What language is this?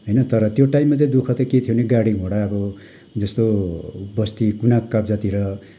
Nepali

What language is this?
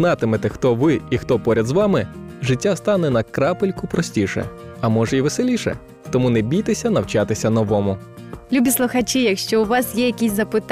Ukrainian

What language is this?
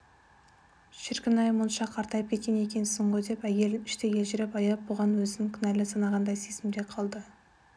Kazakh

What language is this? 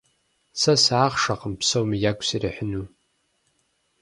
Kabardian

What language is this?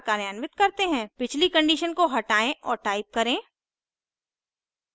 Hindi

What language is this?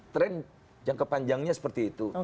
Indonesian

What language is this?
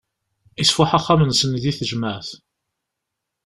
Kabyle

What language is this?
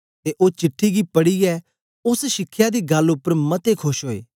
Dogri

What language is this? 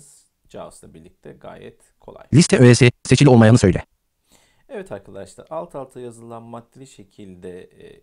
Turkish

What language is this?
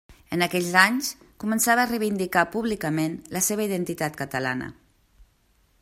Catalan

